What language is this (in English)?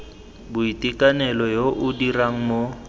Tswana